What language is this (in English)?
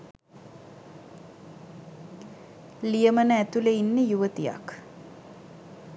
Sinhala